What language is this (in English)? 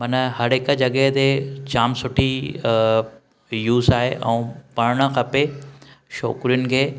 Sindhi